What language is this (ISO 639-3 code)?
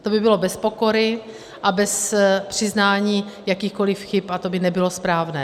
ces